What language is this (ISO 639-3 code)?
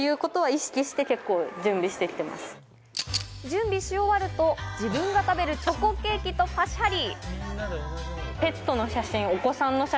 jpn